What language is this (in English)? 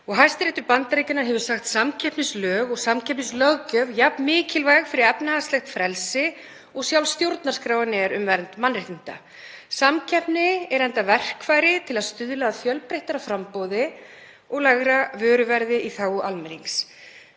Icelandic